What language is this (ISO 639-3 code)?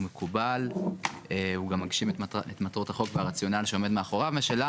heb